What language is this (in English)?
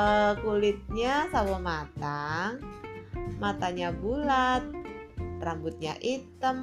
Indonesian